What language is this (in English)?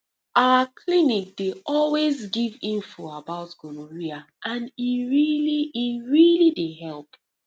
Nigerian Pidgin